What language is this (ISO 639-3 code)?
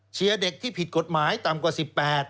tha